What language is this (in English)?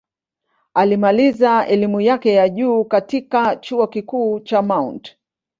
Swahili